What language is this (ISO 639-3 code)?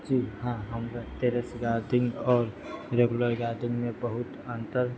mai